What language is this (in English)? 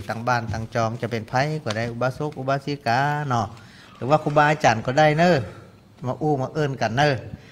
Thai